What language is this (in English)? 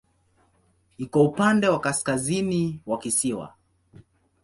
Swahili